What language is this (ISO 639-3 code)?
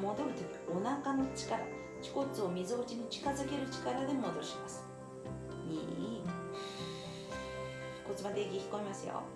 jpn